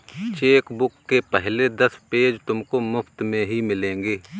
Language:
Hindi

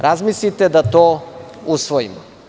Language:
Serbian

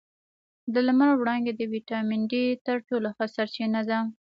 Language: Pashto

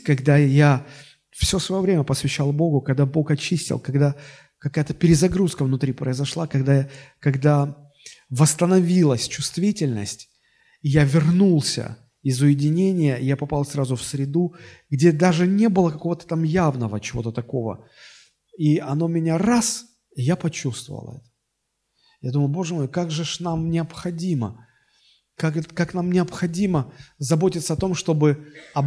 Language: Russian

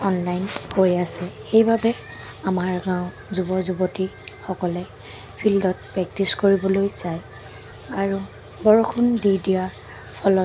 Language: Assamese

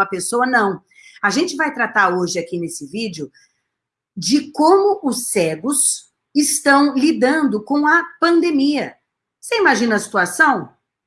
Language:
Portuguese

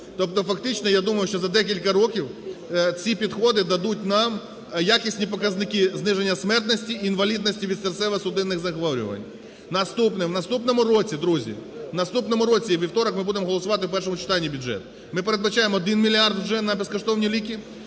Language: Ukrainian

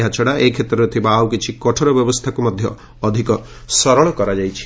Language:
Odia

